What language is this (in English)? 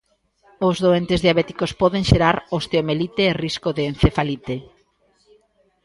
Galician